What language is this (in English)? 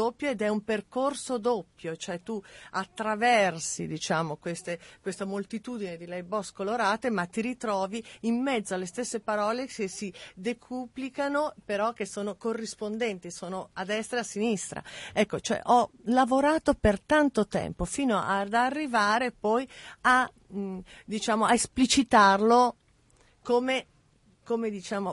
Italian